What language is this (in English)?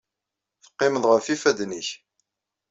Kabyle